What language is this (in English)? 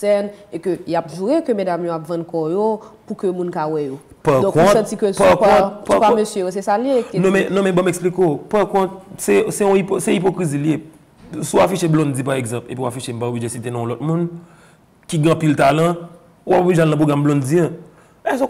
French